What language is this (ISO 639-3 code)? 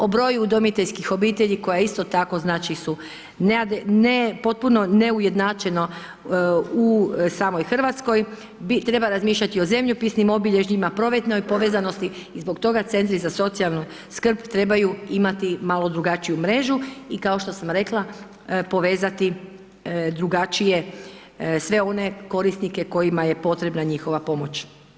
hrv